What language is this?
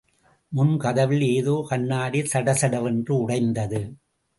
Tamil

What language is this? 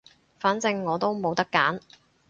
Cantonese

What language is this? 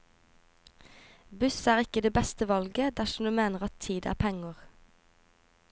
Norwegian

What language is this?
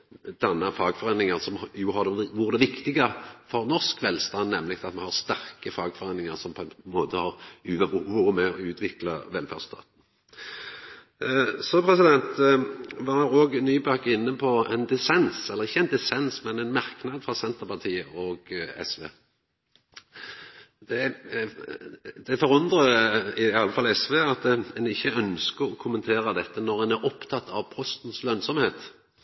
Norwegian Nynorsk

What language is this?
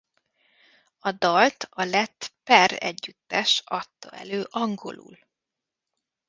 Hungarian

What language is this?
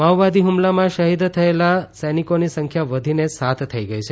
Gujarati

